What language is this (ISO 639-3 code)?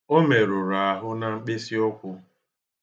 ibo